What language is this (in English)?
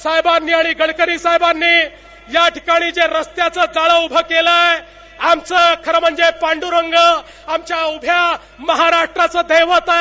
Marathi